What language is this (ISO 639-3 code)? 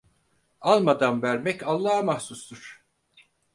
tur